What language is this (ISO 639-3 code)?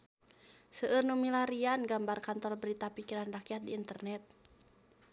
sun